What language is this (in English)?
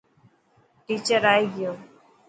Dhatki